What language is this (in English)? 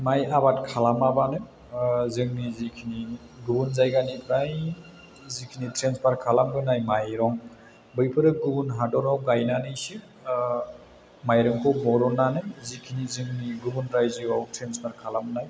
Bodo